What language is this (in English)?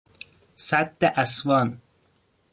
Persian